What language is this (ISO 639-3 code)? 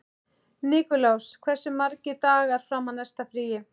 isl